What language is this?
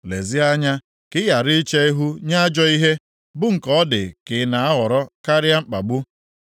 Igbo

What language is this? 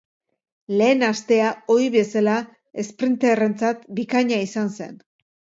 Basque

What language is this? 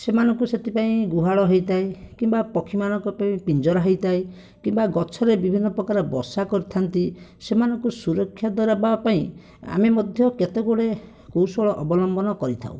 Odia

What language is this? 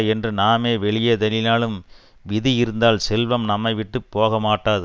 Tamil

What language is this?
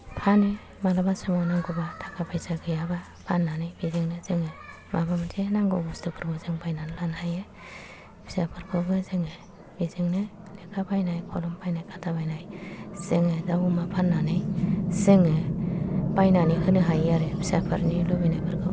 Bodo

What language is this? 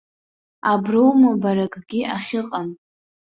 Abkhazian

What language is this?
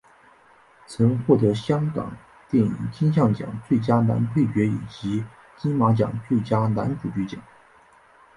Chinese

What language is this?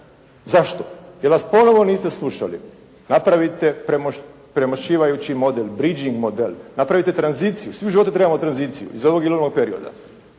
Croatian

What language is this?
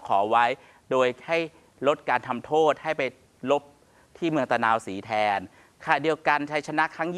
Thai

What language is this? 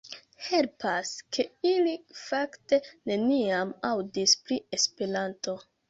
Esperanto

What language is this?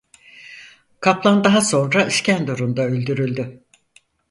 Turkish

